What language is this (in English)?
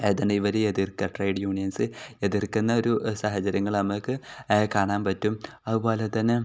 Malayalam